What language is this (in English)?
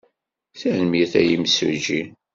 Kabyle